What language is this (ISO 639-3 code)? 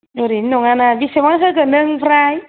brx